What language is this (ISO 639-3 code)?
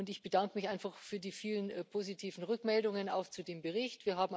deu